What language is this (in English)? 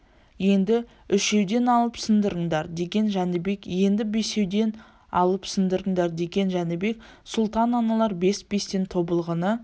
Kazakh